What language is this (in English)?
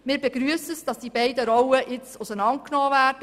Swiss German